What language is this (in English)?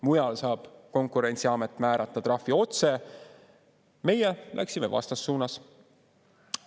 Estonian